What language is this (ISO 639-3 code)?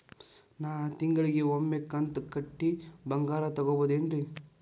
kan